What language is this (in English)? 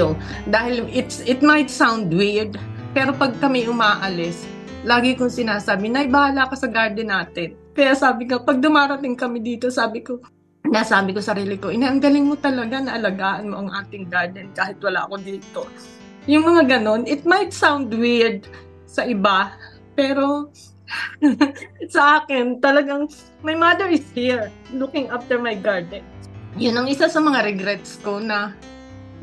Filipino